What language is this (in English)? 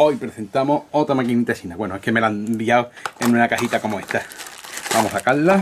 Spanish